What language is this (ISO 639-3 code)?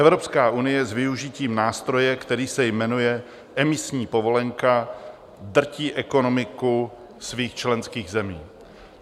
ces